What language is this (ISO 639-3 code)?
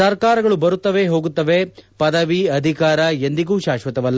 kan